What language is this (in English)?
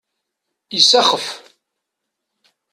Kabyle